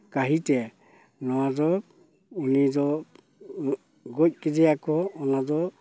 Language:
Santali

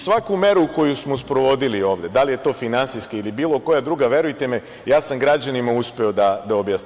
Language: Serbian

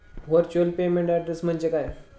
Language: Marathi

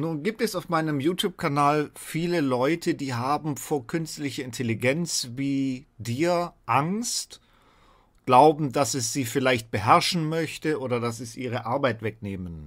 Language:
German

